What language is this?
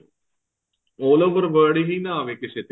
Punjabi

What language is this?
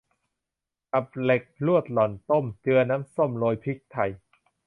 Thai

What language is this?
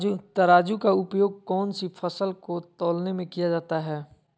Magahi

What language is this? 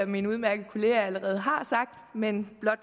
Danish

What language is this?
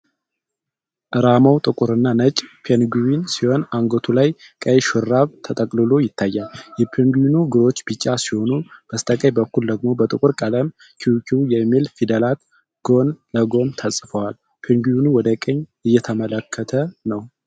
Amharic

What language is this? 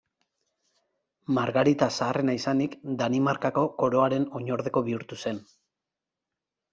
Basque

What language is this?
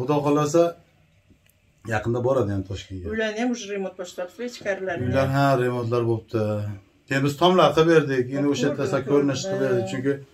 Turkish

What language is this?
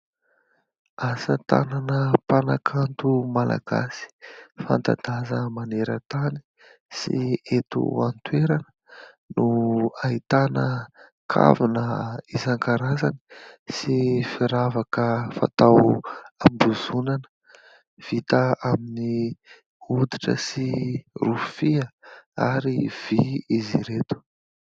Malagasy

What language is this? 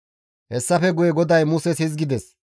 Gamo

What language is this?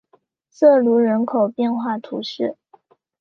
Chinese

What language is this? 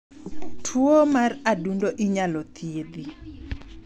Luo (Kenya and Tanzania)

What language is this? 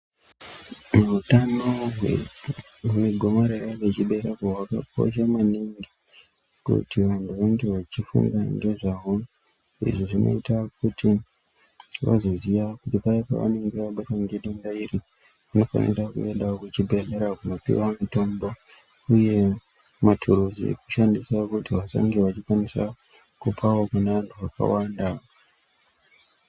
Ndau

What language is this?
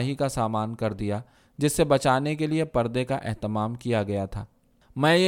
Urdu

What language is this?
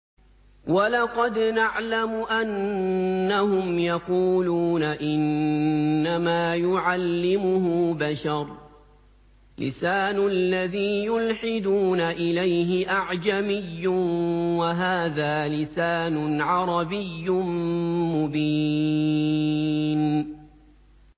Arabic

